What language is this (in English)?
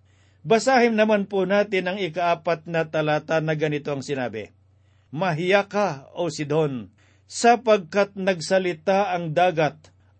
Filipino